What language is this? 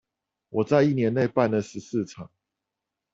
Chinese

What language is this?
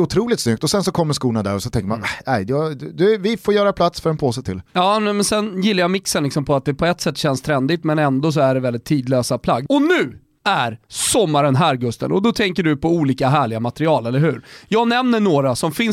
Swedish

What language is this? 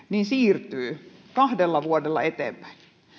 Finnish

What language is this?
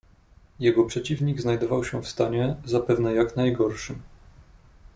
Polish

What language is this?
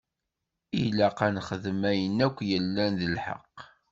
Kabyle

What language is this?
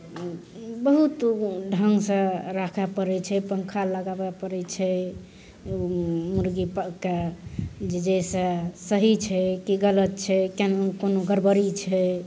Maithili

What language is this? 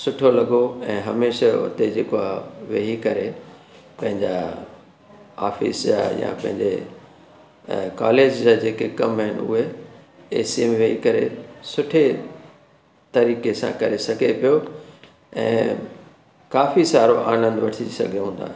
Sindhi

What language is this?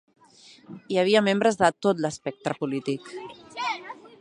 Catalan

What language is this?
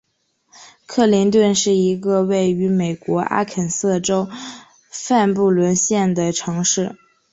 Chinese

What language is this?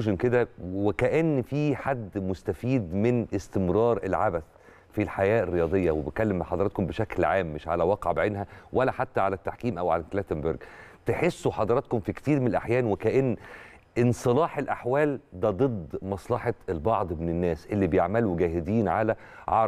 Arabic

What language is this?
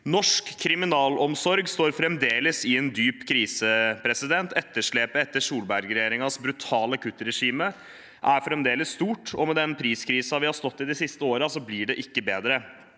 Norwegian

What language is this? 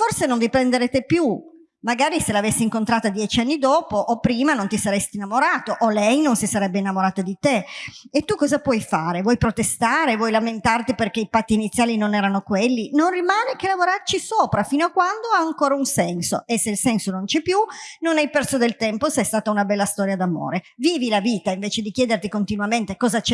Italian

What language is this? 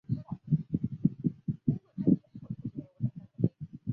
Chinese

